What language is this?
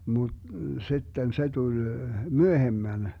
Finnish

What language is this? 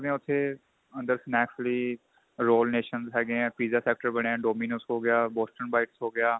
Punjabi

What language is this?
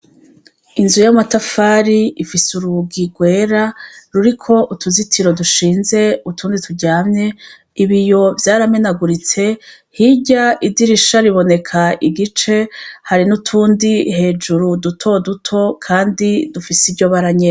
Rundi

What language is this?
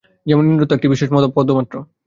Bangla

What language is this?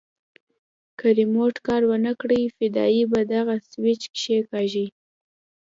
Pashto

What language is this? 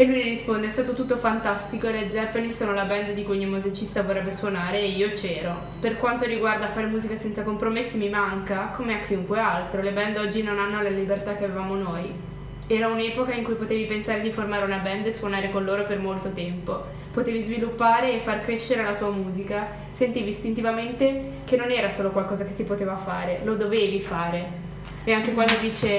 Italian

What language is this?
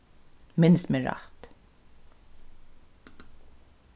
Faroese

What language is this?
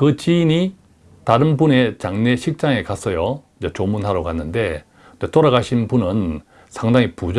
Korean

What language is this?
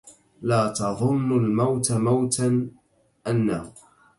Arabic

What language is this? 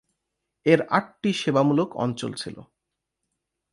Bangla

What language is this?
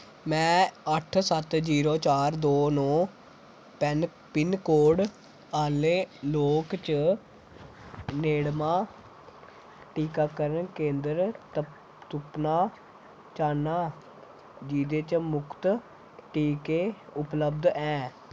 Dogri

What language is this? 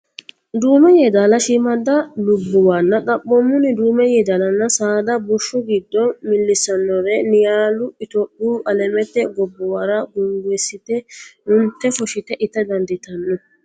Sidamo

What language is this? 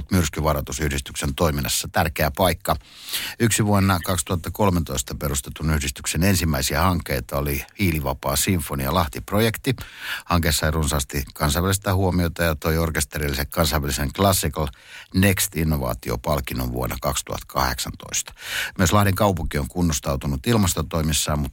Finnish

